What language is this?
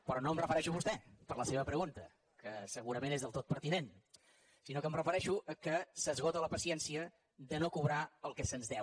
Catalan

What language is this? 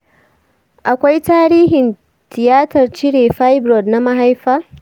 Hausa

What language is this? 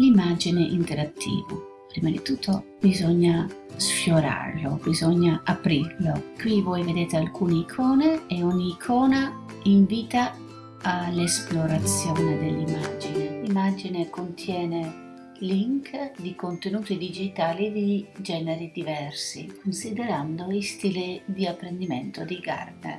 Italian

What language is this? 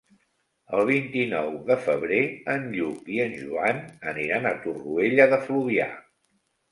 Catalan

